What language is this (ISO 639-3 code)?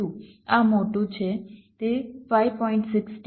guj